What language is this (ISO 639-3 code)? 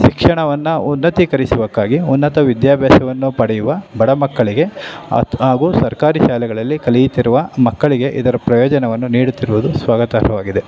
kan